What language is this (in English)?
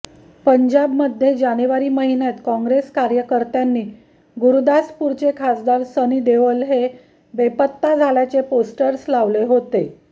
Marathi